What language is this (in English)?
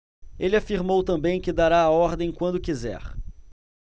Portuguese